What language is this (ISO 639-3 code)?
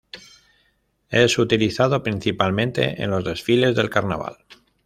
spa